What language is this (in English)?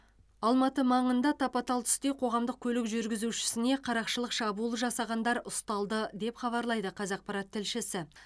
Kazakh